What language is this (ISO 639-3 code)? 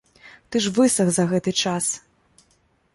bel